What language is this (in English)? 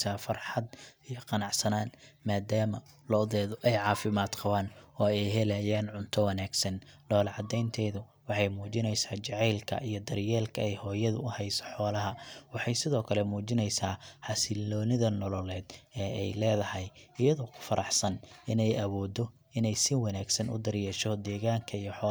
Somali